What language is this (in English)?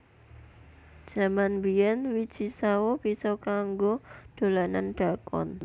Javanese